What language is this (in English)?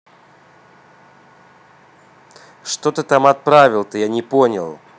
Russian